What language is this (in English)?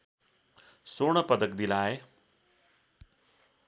Nepali